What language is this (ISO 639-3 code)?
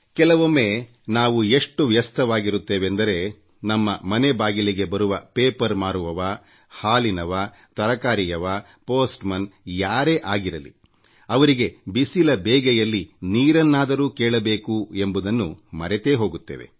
kan